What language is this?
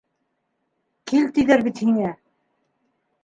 Bashkir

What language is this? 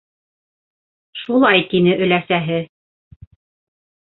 Bashkir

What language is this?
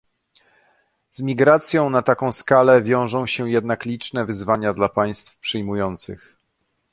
Polish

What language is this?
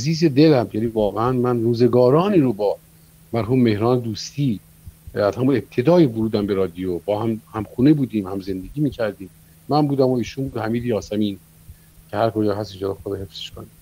Persian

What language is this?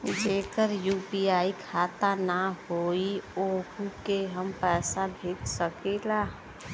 Bhojpuri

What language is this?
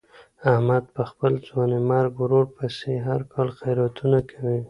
Pashto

